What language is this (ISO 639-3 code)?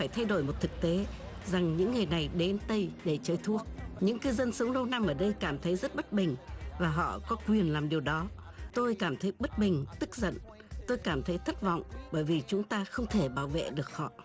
vie